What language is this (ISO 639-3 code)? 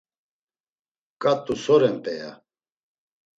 lzz